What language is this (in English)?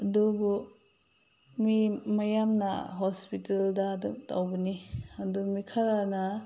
Manipuri